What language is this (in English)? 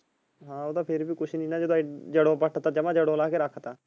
Punjabi